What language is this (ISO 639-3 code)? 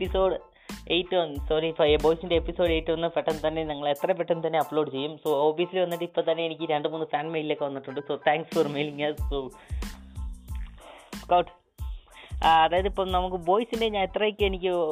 mal